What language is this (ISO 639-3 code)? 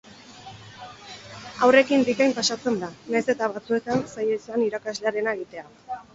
eus